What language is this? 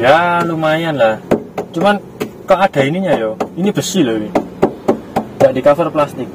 Indonesian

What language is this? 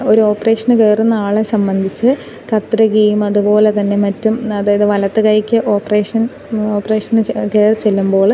Malayalam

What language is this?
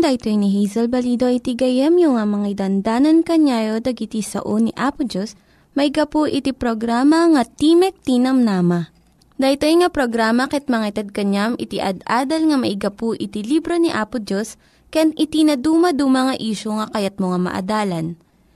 Filipino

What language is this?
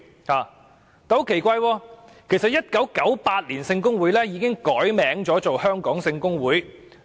Cantonese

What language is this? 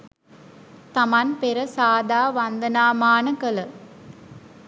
Sinhala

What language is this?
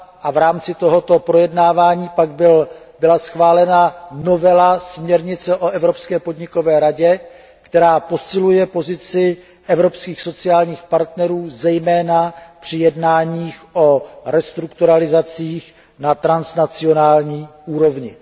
Czech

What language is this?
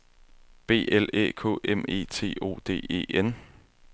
Danish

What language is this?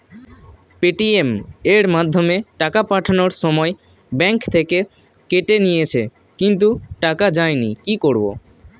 Bangla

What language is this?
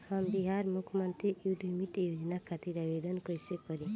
Bhojpuri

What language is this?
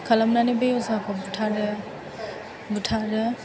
Bodo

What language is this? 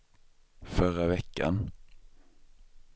Swedish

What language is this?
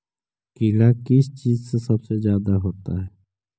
Magahi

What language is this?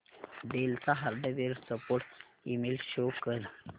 Marathi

